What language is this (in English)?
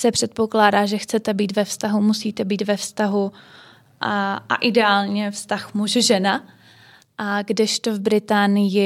Czech